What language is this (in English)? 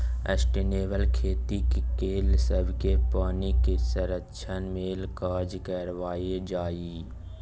Maithili